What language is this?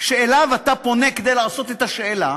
Hebrew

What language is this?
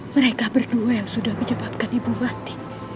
Indonesian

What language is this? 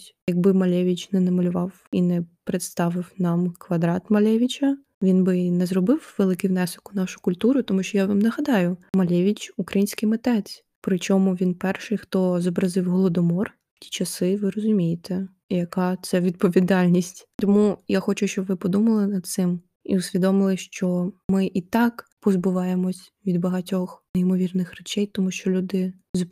Ukrainian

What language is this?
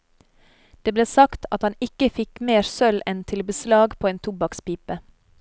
Norwegian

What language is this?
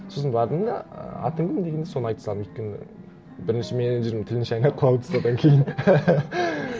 Kazakh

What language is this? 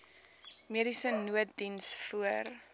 Afrikaans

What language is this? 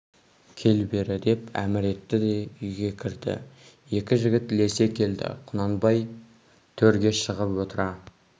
Kazakh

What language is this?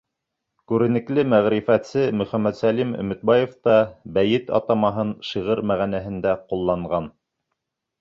Bashkir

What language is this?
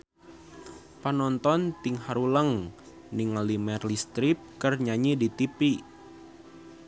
Sundanese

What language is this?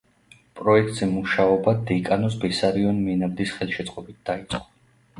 Georgian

